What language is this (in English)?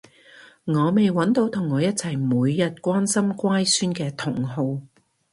Cantonese